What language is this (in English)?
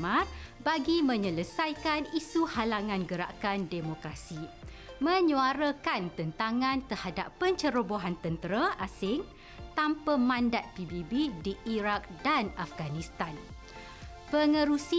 Malay